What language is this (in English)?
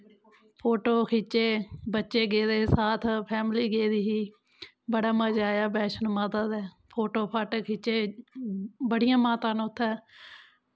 Dogri